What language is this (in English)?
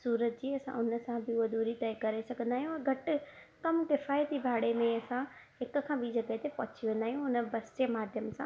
Sindhi